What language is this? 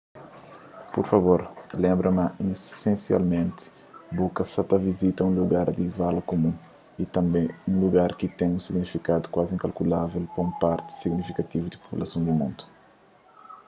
Kabuverdianu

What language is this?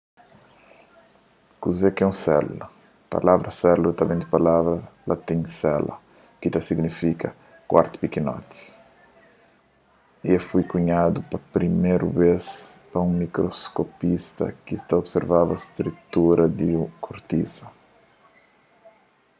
Kabuverdianu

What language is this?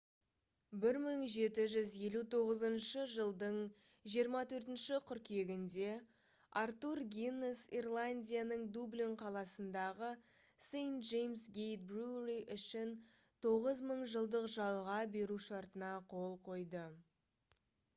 Kazakh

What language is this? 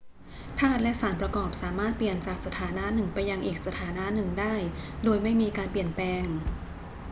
Thai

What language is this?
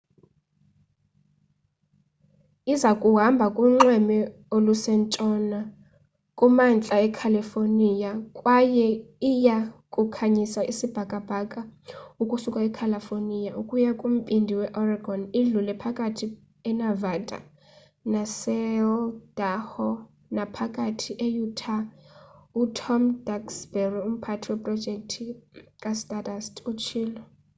Xhosa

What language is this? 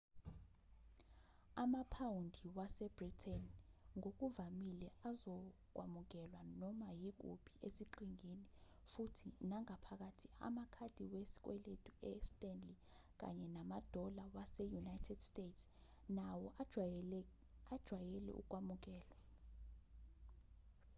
Zulu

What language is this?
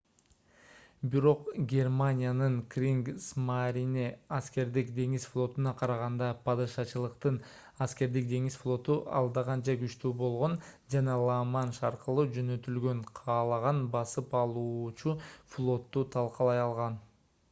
Kyrgyz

